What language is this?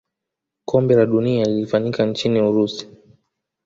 Swahili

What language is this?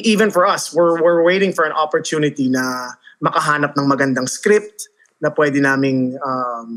Filipino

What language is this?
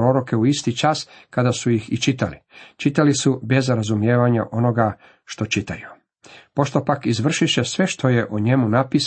Croatian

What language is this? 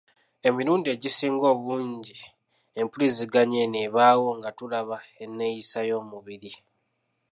Ganda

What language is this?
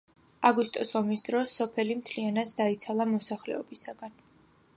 Georgian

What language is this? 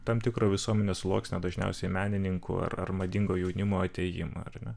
Lithuanian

